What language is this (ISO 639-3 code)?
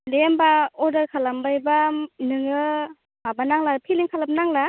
brx